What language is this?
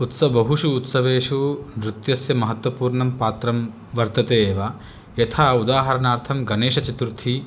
Sanskrit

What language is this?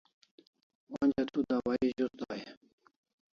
Kalasha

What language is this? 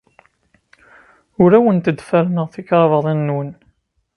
Kabyle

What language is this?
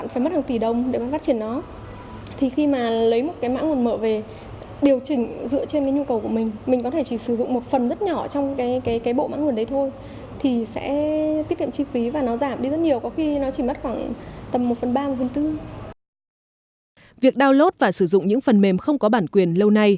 Vietnamese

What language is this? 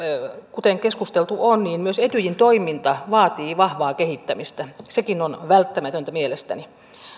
Finnish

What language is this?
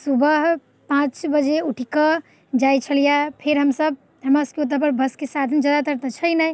Maithili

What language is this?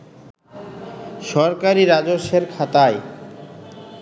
Bangla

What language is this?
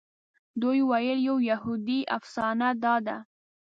Pashto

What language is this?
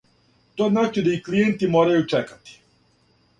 Serbian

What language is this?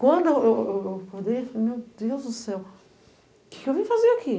Portuguese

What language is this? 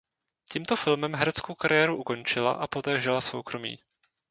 Czech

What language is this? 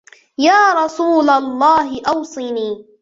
Arabic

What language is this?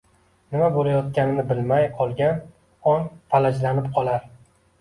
Uzbek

